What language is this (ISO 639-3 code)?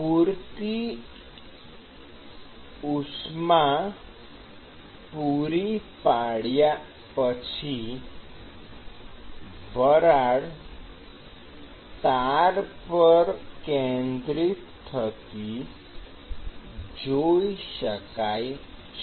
guj